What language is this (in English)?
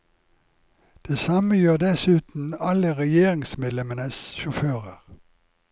Norwegian